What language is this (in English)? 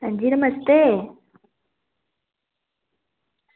Dogri